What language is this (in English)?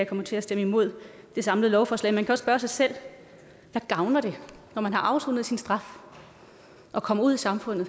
Danish